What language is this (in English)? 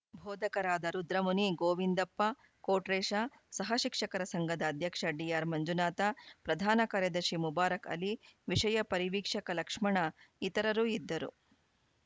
Kannada